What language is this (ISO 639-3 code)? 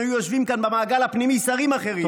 heb